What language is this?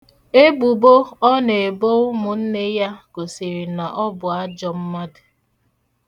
Igbo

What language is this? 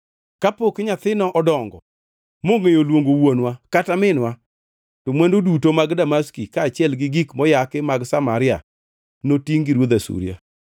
Luo (Kenya and Tanzania)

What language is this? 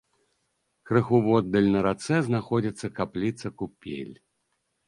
Belarusian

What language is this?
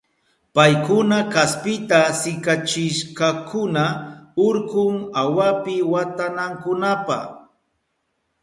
Southern Pastaza Quechua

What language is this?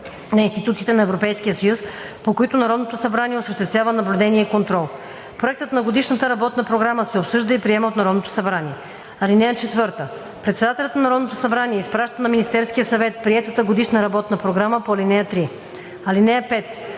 Bulgarian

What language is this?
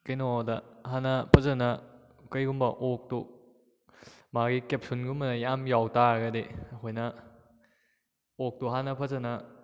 Manipuri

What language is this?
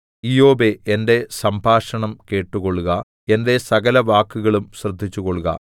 Malayalam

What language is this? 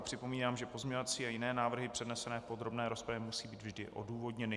Czech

